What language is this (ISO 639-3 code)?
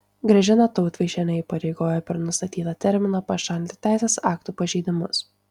lit